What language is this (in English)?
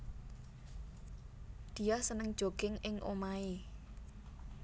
Javanese